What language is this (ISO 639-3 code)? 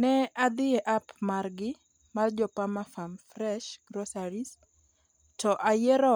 luo